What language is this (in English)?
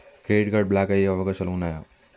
Telugu